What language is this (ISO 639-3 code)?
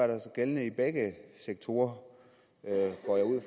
dan